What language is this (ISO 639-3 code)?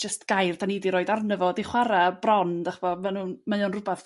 cym